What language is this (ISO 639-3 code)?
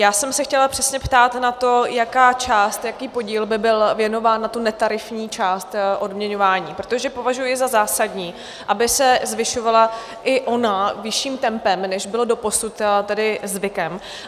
ces